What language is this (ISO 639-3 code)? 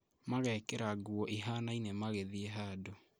kik